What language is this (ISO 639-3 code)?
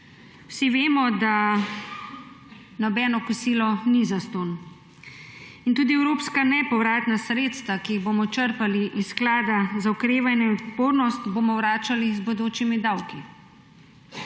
slv